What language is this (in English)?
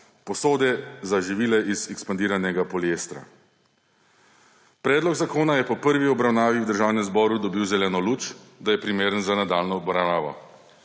Slovenian